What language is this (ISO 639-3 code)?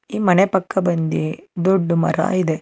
kan